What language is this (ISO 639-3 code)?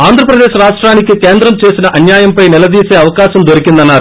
tel